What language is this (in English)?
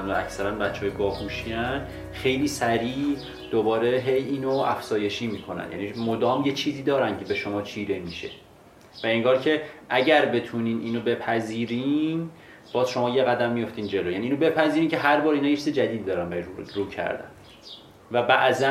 Persian